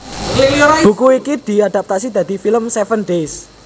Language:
Javanese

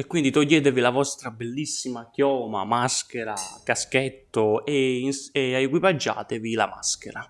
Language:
Italian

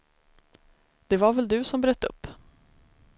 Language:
Swedish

